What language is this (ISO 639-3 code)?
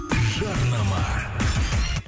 kaz